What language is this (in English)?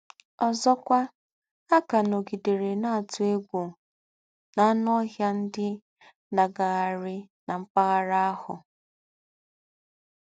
Igbo